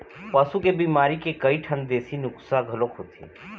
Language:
Chhattisgarhi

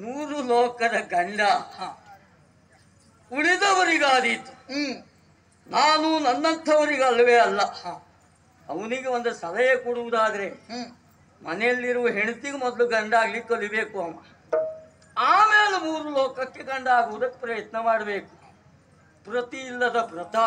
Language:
Arabic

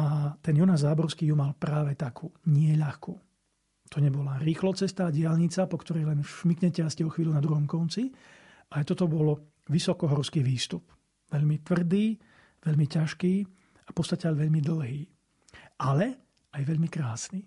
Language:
Slovak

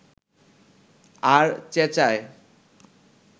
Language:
Bangla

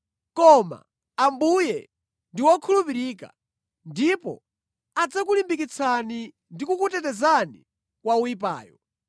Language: Nyanja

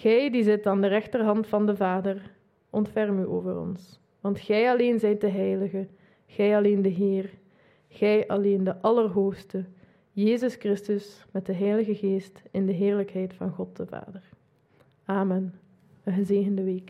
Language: Dutch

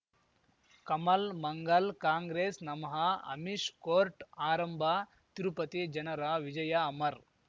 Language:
Kannada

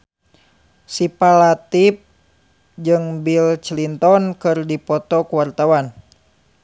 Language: Sundanese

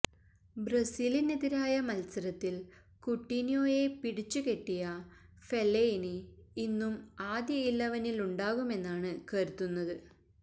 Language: Malayalam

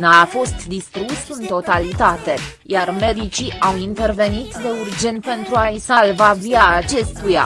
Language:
Romanian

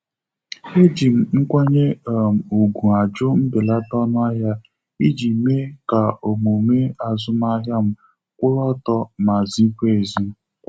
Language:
Igbo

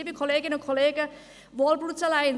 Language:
Swiss German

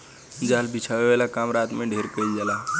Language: Bhojpuri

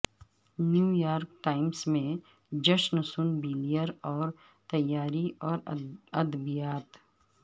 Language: Urdu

